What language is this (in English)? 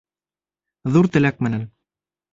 Bashkir